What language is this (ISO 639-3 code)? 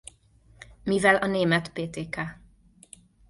hun